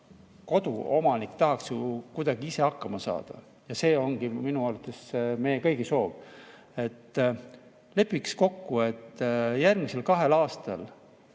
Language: Estonian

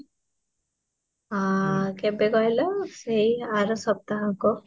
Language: Odia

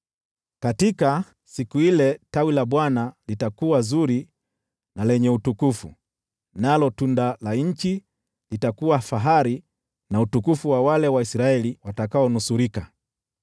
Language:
Swahili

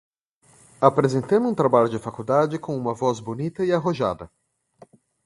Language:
Portuguese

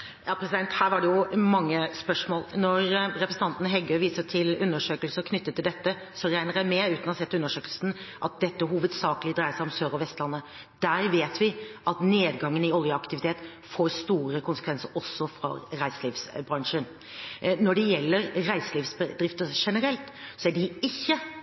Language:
Norwegian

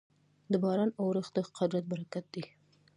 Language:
Pashto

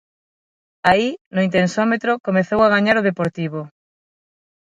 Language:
Galician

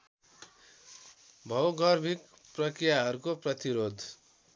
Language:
Nepali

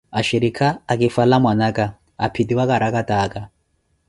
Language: Koti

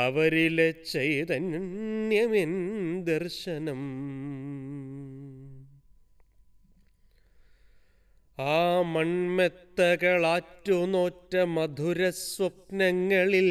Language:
Malayalam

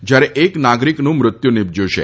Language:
Gujarati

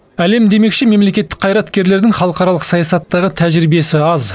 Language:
Kazakh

